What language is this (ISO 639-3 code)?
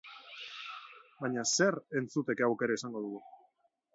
eus